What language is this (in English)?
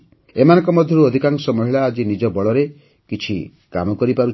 Odia